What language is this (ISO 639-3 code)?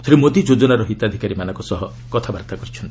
ori